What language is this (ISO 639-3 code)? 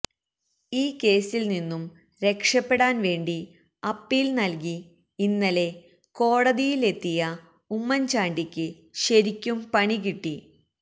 mal